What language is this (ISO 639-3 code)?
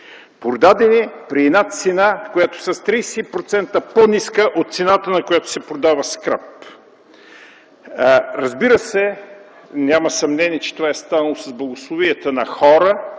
bul